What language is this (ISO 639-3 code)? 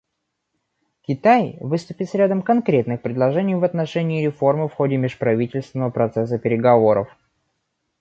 rus